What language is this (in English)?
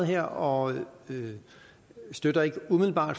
Danish